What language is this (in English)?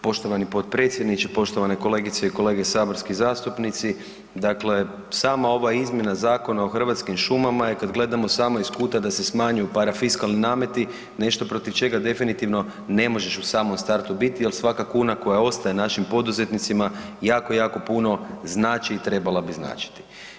Croatian